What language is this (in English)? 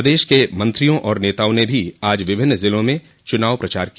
Hindi